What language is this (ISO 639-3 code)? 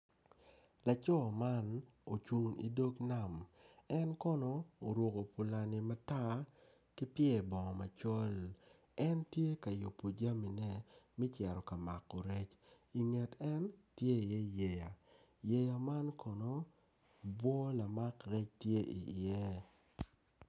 ach